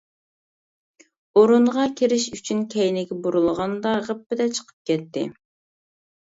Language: Uyghur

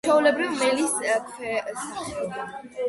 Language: Georgian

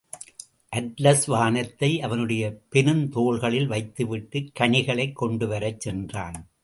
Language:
Tamil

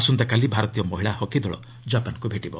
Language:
Odia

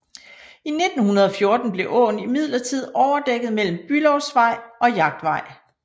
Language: Danish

